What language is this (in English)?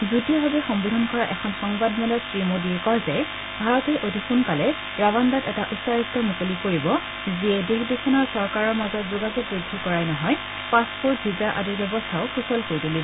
Assamese